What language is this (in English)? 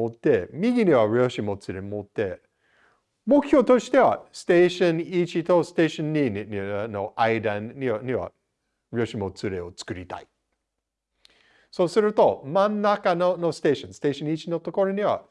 Japanese